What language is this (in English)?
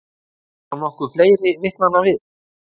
Icelandic